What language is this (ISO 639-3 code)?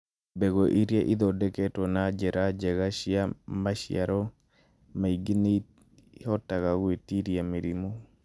kik